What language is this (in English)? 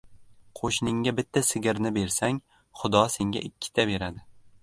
Uzbek